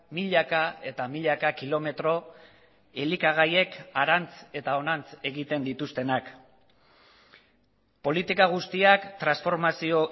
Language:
Basque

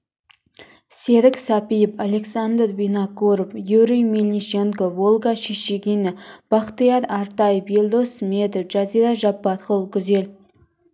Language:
Kazakh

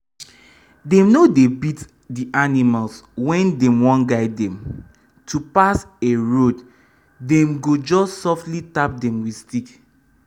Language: Nigerian Pidgin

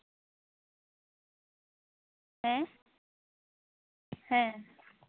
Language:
Santali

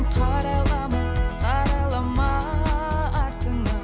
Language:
Kazakh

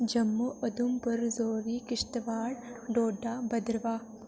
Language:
Dogri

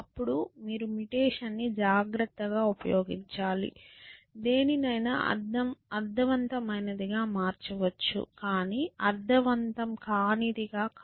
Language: Telugu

